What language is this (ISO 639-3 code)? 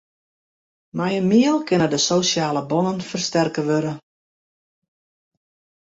fry